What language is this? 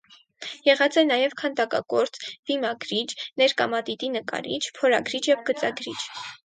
Armenian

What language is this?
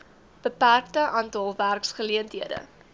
Afrikaans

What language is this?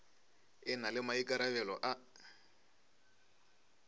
Northern Sotho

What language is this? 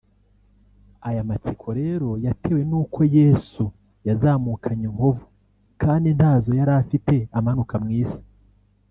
Kinyarwanda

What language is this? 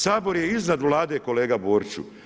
Croatian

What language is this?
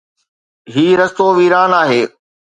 Sindhi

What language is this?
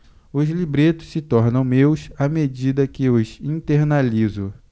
Portuguese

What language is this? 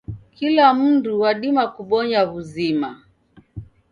Taita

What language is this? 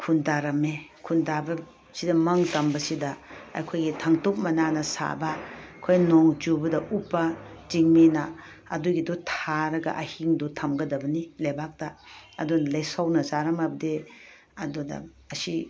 Manipuri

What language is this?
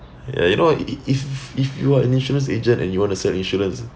English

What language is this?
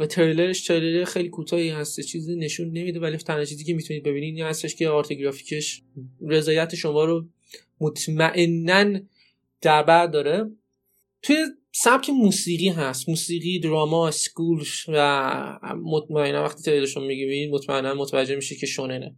Persian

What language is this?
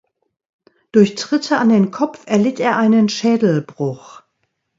German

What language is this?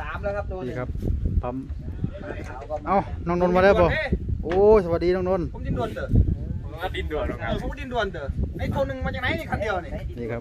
Thai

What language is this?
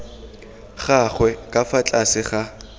Tswana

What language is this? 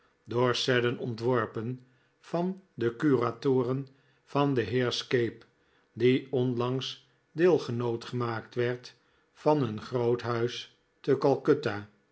Dutch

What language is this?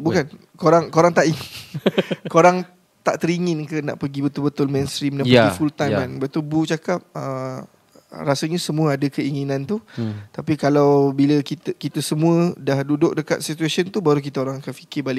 Malay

